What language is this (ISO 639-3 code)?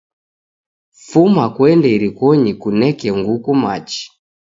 dav